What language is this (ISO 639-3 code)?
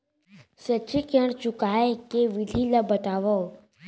hne